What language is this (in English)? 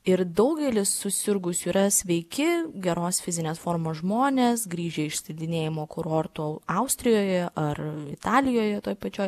Lithuanian